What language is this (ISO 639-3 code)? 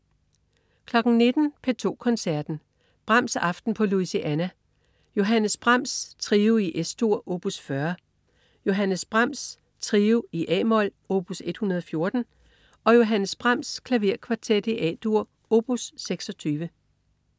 dan